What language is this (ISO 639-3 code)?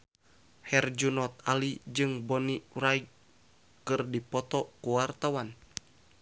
sun